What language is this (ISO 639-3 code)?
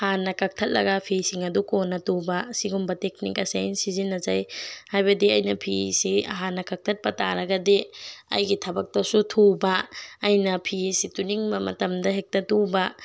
mni